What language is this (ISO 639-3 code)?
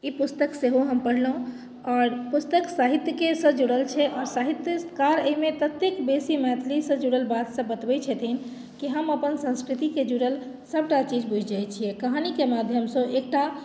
mai